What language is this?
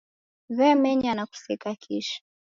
Taita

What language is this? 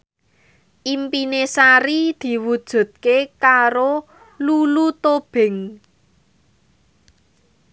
Javanese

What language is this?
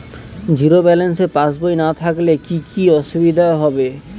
Bangla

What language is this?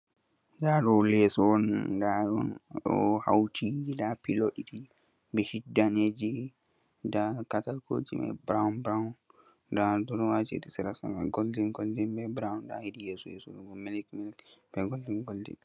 Fula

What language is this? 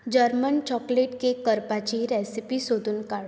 Konkani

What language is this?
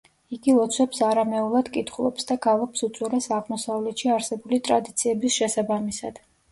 Georgian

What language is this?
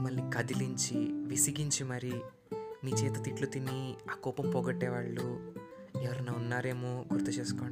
Telugu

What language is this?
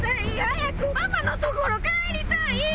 Japanese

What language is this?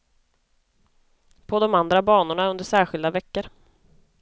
Swedish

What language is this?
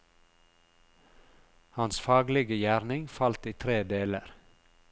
Norwegian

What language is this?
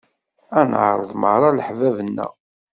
Kabyle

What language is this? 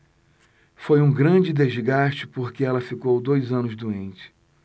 Portuguese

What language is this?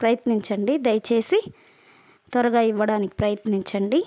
Telugu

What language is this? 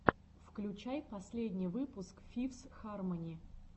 Russian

